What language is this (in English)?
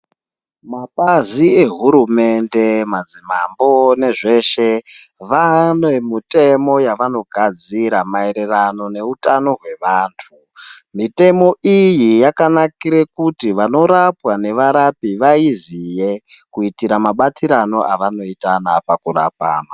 Ndau